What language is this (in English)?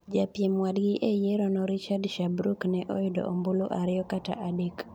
Luo (Kenya and Tanzania)